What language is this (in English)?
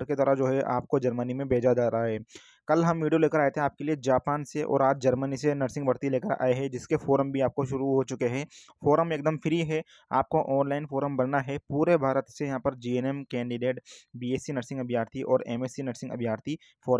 Hindi